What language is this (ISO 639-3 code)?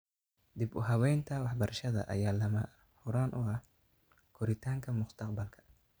som